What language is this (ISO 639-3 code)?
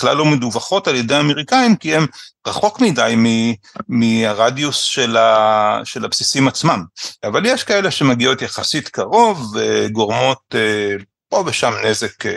heb